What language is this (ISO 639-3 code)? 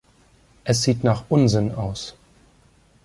deu